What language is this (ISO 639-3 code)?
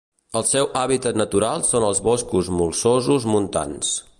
cat